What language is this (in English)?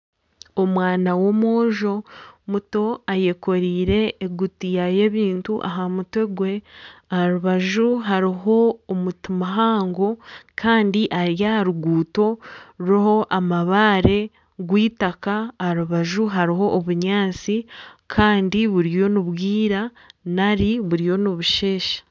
Nyankole